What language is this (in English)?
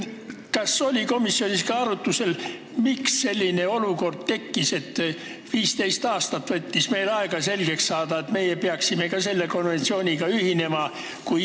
Estonian